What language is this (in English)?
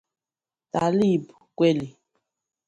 Igbo